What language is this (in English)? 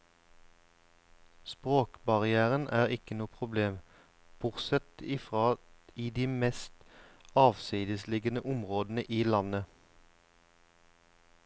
Norwegian